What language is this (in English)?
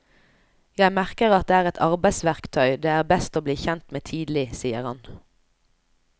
Norwegian